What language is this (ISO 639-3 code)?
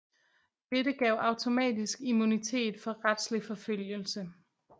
dan